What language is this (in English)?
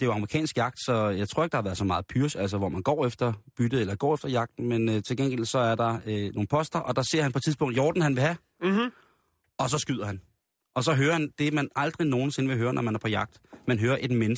Danish